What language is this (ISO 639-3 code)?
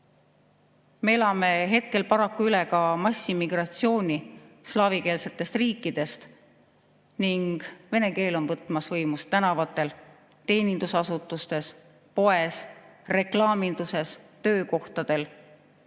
est